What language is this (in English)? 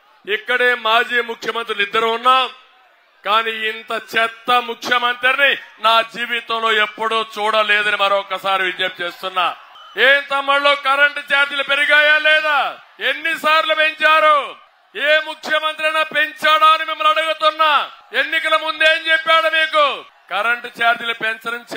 Telugu